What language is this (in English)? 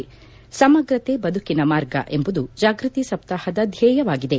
Kannada